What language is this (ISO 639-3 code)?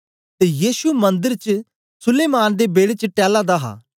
doi